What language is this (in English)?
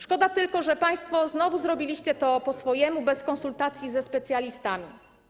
Polish